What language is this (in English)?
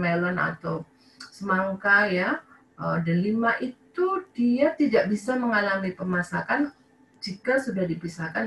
Indonesian